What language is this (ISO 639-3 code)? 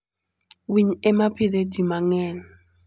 luo